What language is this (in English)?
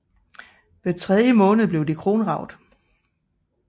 Danish